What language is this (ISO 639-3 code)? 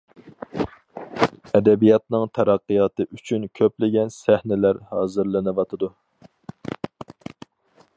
uig